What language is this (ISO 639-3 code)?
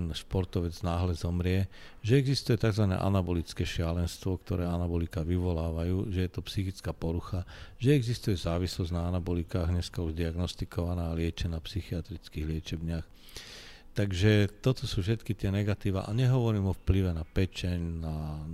slk